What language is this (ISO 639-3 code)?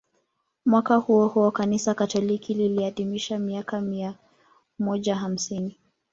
swa